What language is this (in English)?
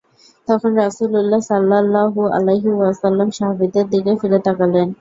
Bangla